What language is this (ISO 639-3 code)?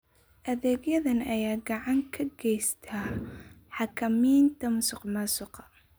som